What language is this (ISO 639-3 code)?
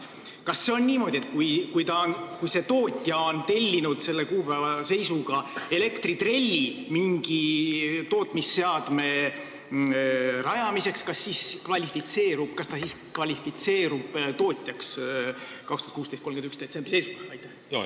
est